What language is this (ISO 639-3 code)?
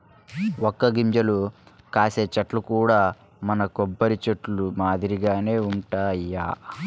tel